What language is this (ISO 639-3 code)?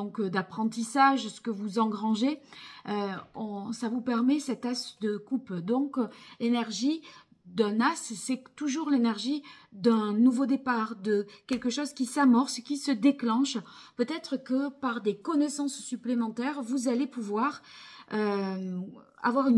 fra